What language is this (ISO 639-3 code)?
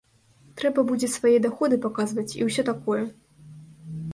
bel